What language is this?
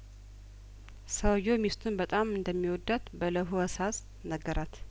Amharic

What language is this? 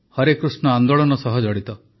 Odia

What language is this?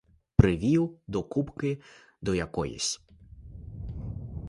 Ukrainian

